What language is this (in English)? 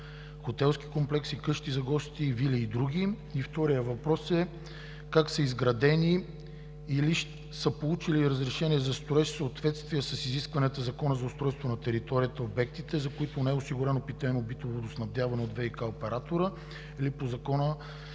Bulgarian